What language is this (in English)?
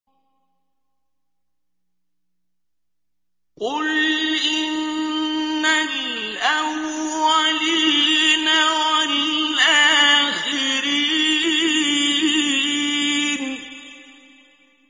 Arabic